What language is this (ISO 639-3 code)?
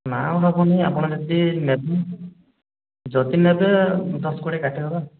ori